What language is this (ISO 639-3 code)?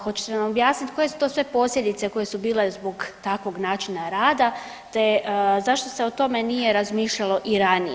hrv